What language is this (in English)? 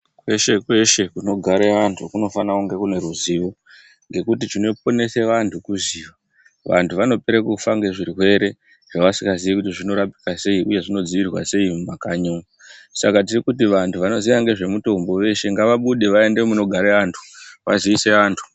Ndau